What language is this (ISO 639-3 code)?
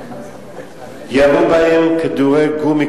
heb